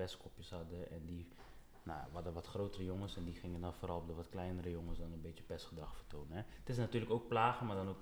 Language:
Dutch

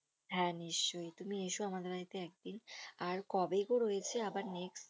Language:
Bangla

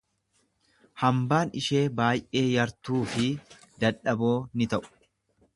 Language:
Oromo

